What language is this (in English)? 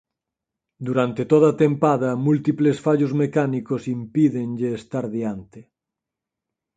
Galician